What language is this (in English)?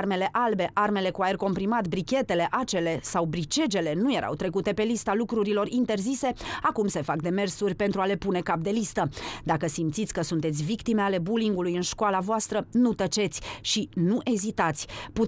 Romanian